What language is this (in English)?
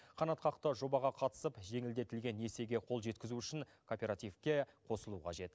Kazakh